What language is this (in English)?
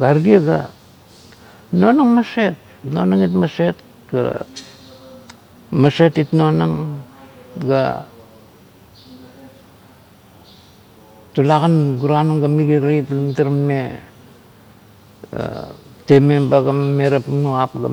Kuot